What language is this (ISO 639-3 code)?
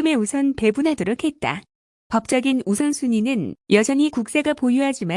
kor